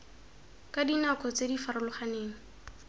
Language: Tswana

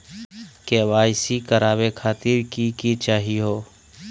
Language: Magahi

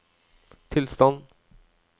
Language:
Norwegian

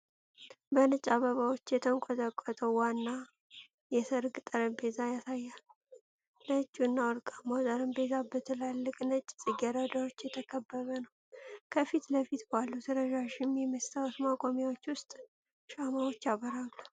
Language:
Amharic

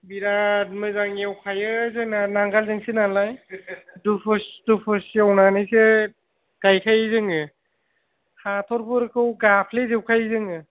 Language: Bodo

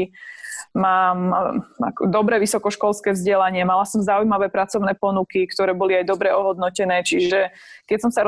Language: Slovak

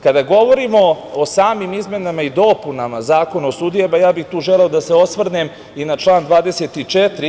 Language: Serbian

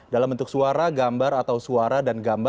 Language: Indonesian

